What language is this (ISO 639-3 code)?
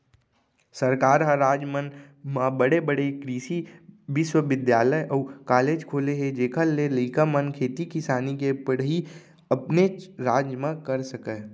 hne